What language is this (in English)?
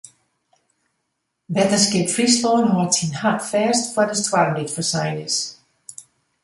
Western Frisian